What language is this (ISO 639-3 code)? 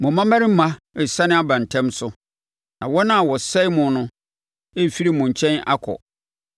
aka